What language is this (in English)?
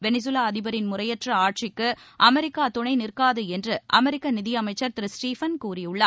Tamil